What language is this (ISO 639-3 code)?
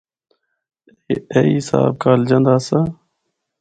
hno